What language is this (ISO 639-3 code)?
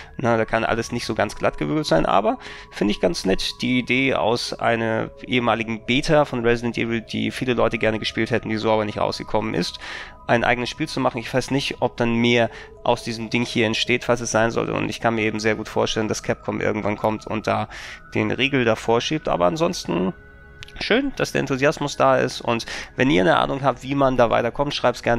deu